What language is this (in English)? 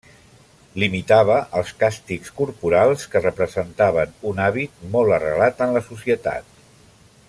Catalan